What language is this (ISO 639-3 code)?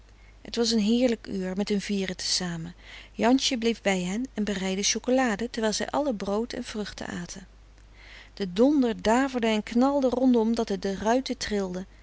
nld